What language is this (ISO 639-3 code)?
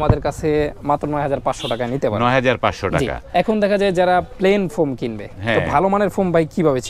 ron